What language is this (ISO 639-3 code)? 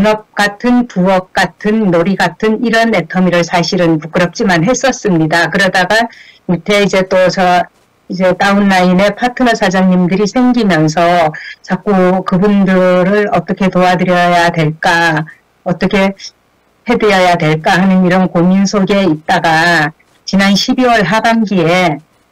kor